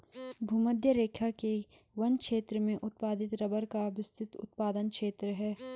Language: Hindi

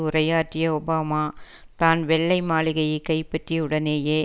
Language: Tamil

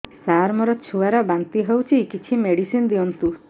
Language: Odia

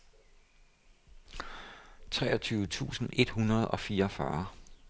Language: Danish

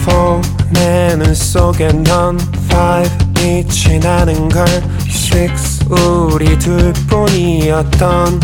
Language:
Korean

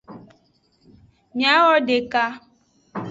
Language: Aja (Benin)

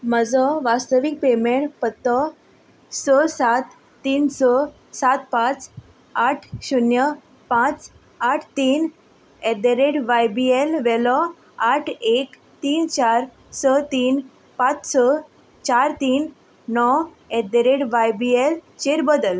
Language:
Konkani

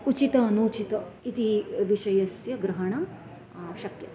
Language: Sanskrit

